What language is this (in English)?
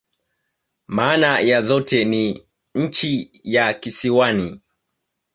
Swahili